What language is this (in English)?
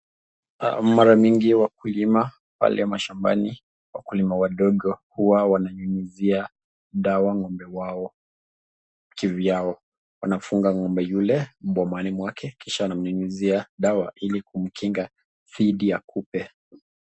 Swahili